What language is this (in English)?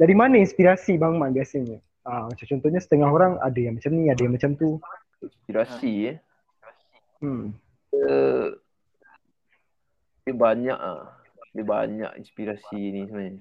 Malay